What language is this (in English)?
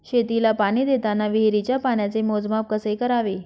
Marathi